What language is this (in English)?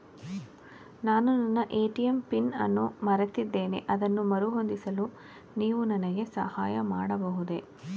Kannada